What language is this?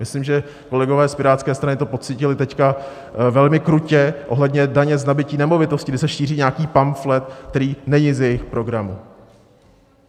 Czech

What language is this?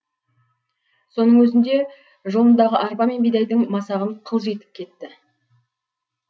Kazakh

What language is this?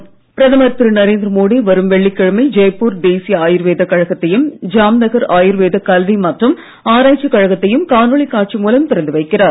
Tamil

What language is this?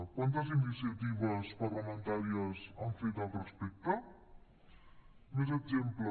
Catalan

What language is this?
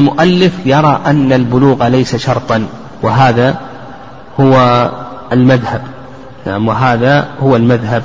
Arabic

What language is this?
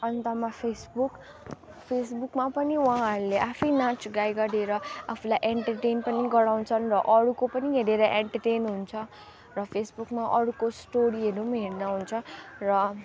Nepali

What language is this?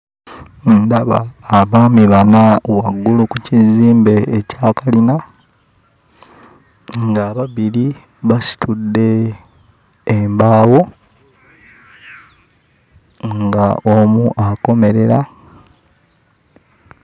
Ganda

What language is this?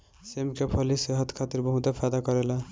Bhojpuri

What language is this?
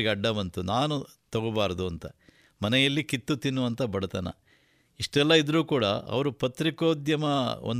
Kannada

